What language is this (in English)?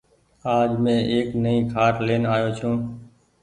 Goaria